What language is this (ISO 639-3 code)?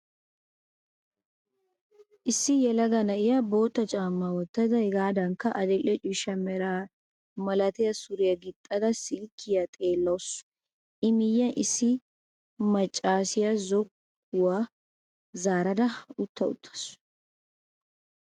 wal